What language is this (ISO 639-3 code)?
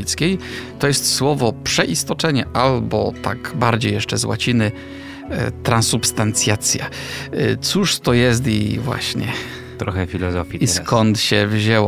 pol